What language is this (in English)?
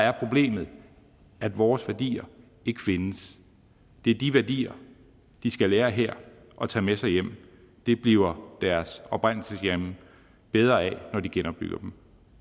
Danish